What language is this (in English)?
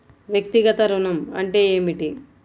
Telugu